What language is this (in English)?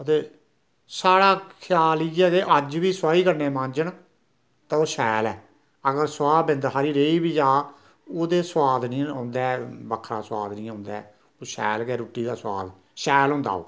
Dogri